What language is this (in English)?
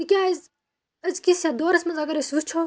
Kashmiri